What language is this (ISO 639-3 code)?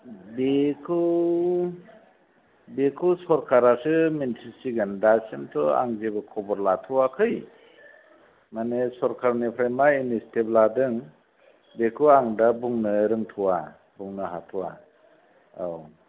brx